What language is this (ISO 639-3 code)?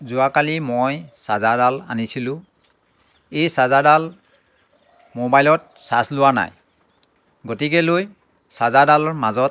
asm